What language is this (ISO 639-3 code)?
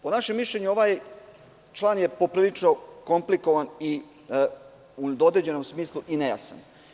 srp